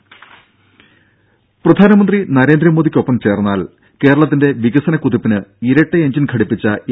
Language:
Malayalam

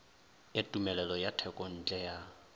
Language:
Northern Sotho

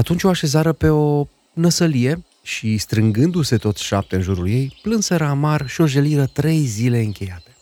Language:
Romanian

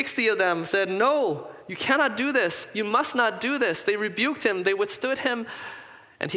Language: English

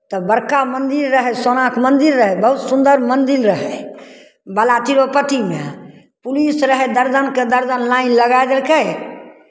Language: Maithili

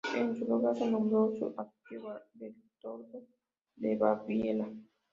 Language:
Spanish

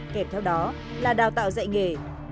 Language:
Vietnamese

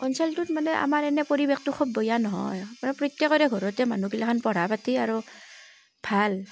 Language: Assamese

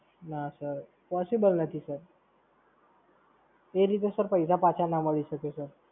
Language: Gujarati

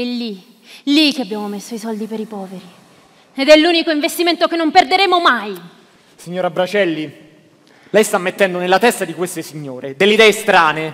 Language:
Italian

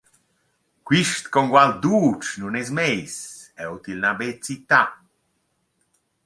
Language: Romansh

